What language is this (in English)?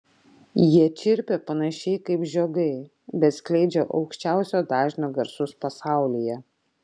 Lithuanian